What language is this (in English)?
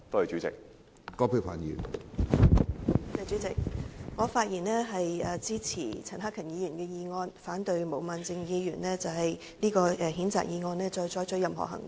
Cantonese